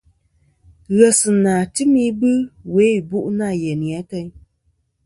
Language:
Kom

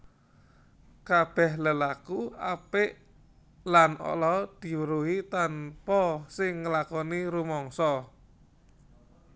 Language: Javanese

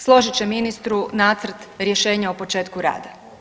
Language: Croatian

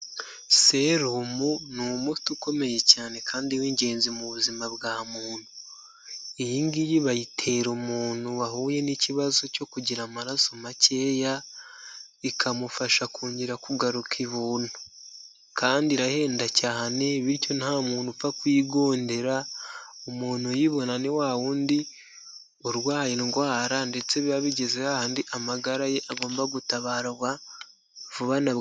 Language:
Kinyarwanda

